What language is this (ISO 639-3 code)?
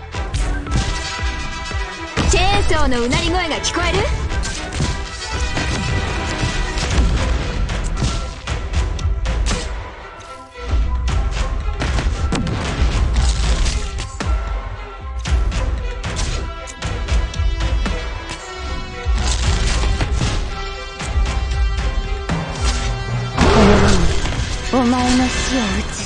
jpn